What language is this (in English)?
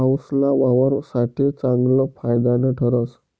Marathi